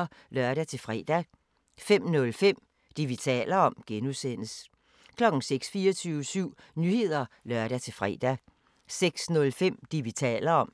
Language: Danish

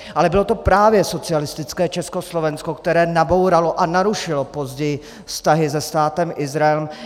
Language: Czech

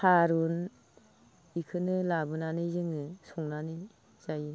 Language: Bodo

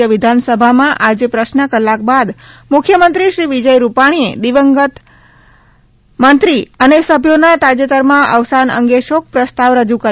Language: Gujarati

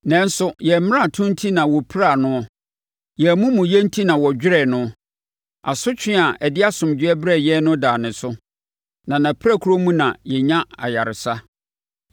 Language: Akan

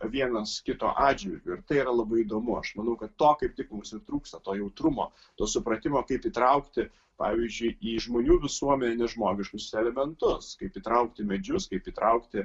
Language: Lithuanian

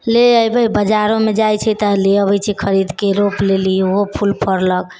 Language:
Maithili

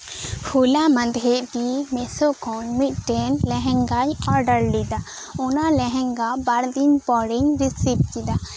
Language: Santali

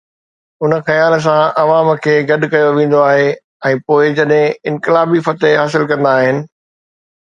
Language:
Sindhi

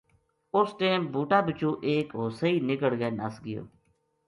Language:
Gujari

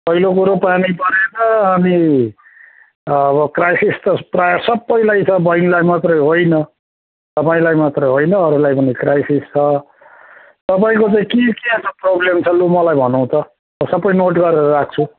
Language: Nepali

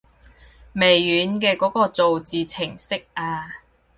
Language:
Cantonese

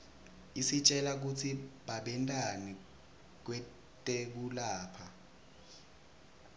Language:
Swati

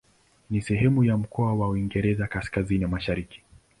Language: Swahili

